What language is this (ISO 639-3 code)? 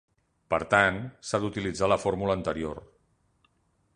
cat